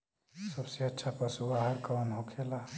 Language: Bhojpuri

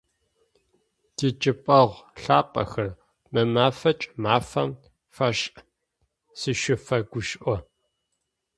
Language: Adyghe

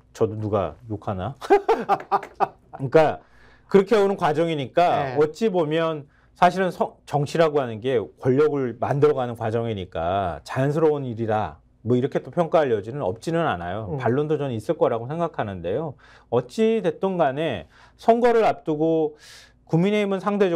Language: Korean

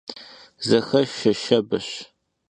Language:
Kabardian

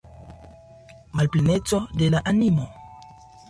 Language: Esperanto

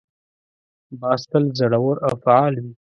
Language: Pashto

